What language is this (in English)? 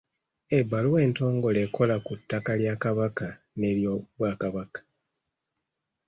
Ganda